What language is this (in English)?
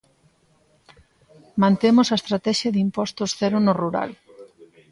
Galician